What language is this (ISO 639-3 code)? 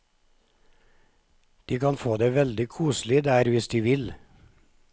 nor